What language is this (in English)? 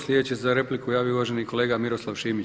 Croatian